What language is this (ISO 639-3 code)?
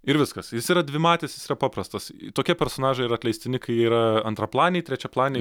lit